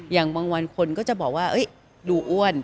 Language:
Thai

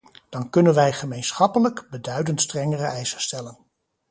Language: Dutch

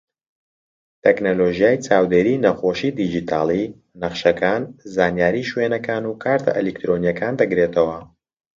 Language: Central Kurdish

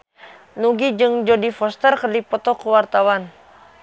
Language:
Sundanese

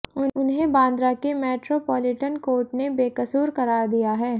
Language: Hindi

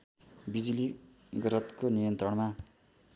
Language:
Nepali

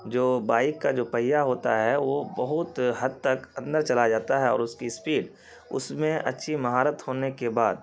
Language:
Urdu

